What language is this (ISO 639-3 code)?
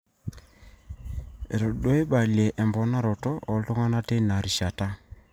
mas